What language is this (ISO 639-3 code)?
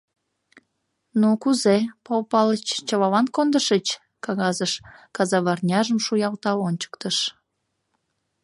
chm